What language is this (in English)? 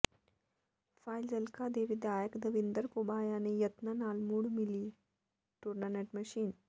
Punjabi